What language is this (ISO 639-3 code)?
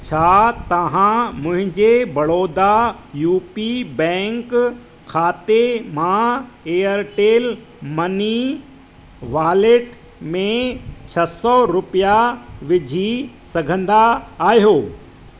snd